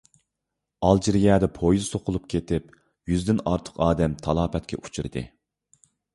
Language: Uyghur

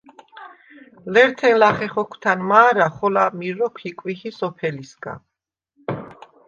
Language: Svan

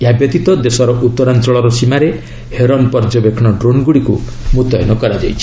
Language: Odia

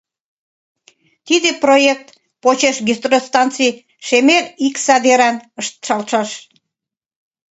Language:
Mari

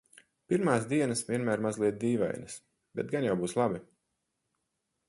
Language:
Latvian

